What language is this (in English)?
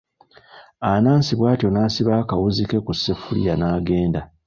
Ganda